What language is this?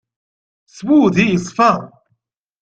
Kabyle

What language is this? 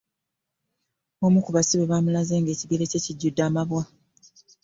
Ganda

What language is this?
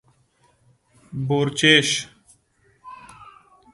Pashto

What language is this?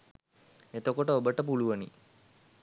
Sinhala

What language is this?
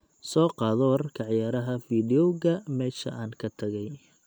Somali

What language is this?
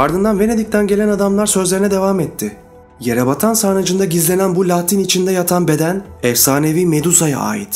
Turkish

